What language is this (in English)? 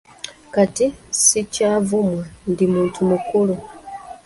Ganda